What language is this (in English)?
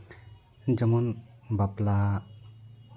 Santali